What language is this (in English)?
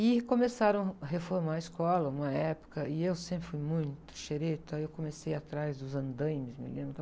Portuguese